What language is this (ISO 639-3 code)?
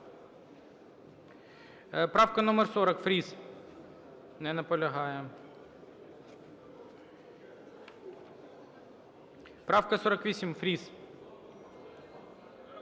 ukr